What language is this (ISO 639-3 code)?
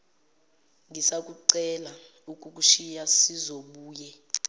zul